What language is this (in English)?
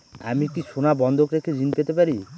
Bangla